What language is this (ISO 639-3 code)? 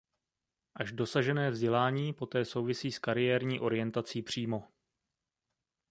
ces